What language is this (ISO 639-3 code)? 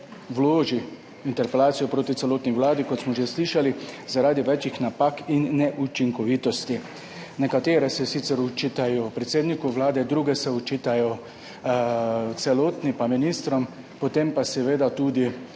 slv